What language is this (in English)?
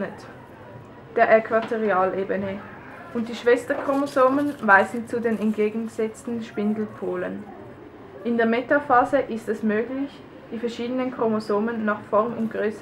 German